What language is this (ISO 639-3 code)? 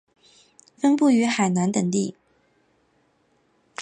zho